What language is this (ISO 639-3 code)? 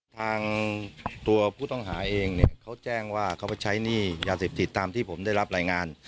tha